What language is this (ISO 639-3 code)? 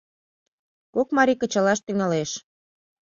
chm